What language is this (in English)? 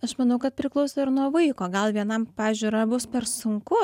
Lithuanian